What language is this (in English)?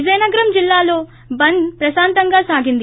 Telugu